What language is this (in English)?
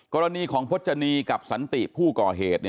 Thai